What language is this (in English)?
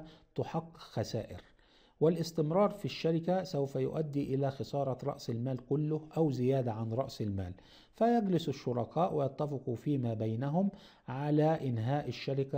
Arabic